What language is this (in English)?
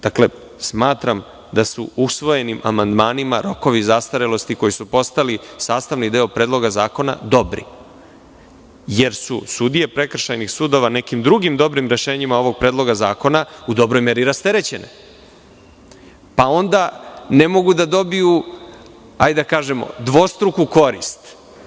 Serbian